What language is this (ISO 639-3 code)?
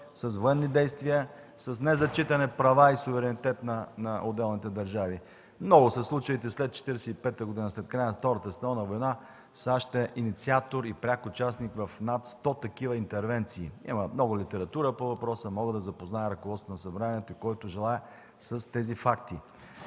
bul